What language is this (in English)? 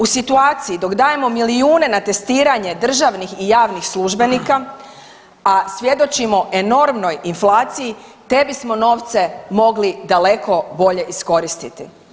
Croatian